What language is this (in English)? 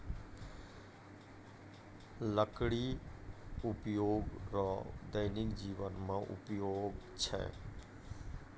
Maithili